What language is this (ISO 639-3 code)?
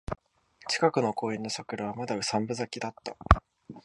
jpn